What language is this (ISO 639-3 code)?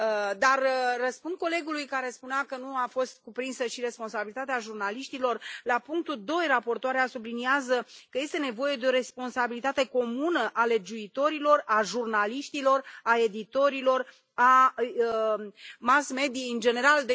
ron